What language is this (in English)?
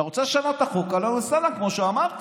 Hebrew